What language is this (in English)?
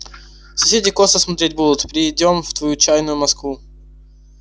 Russian